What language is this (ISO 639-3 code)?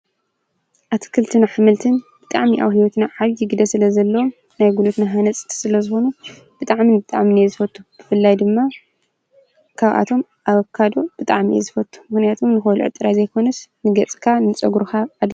tir